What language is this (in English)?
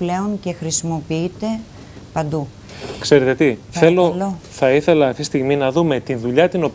Greek